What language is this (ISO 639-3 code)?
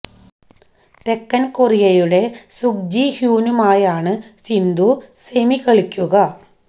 mal